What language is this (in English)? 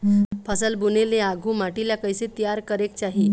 Chhattisgarhi